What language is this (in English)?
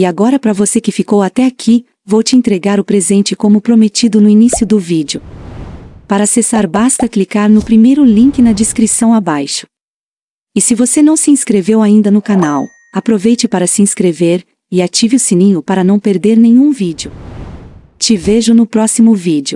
Portuguese